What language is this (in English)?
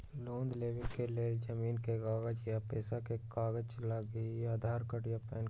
Magahi